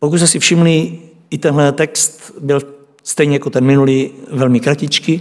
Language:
Czech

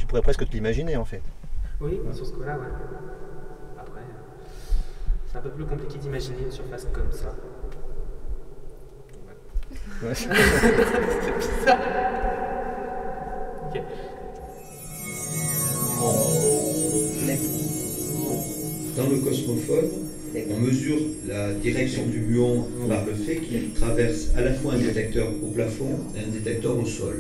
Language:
French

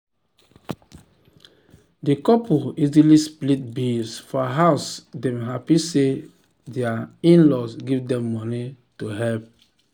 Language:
Nigerian Pidgin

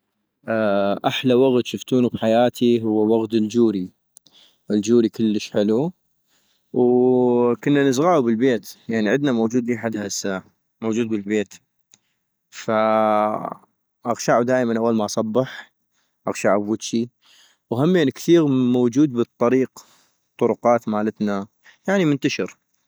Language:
North Mesopotamian Arabic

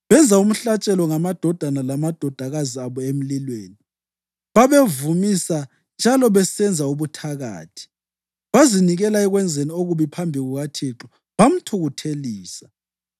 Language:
North Ndebele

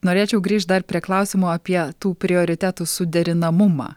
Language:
Lithuanian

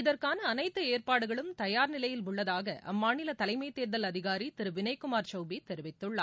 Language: Tamil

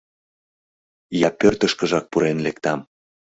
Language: Mari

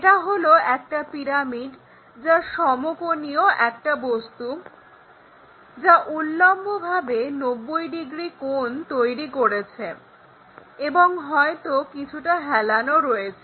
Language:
Bangla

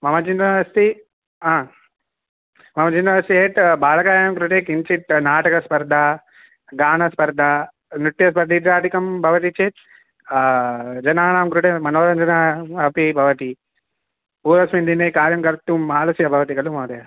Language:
Sanskrit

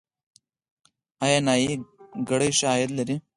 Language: Pashto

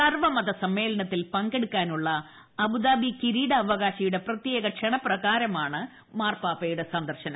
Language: Malayalam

